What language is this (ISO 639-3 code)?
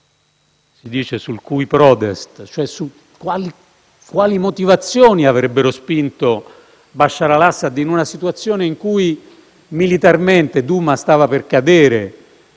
ita